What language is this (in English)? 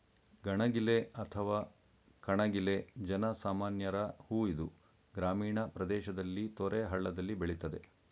Kannada